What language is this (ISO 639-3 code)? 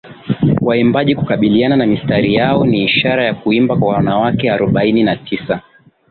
swa